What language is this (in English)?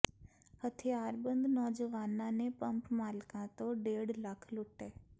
Punjabi